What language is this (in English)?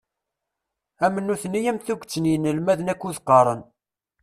Kabyle